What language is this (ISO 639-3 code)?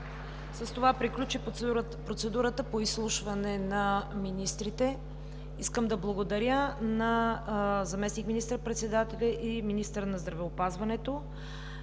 bul